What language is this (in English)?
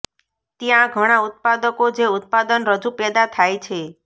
Gujarati